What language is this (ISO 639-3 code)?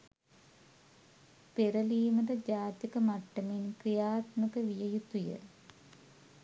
sin